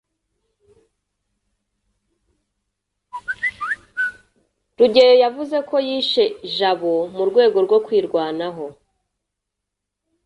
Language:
Kinyarwanda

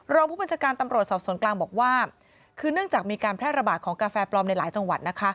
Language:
Thai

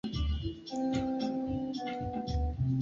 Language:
Swahili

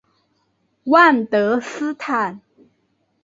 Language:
Chinese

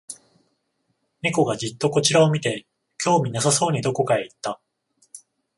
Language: Japanese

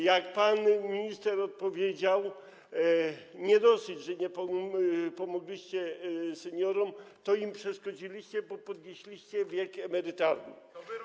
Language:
Polish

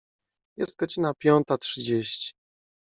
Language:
Polish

